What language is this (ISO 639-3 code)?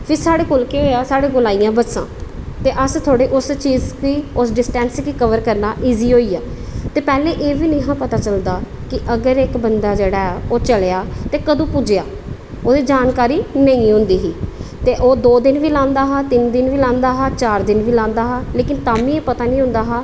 doi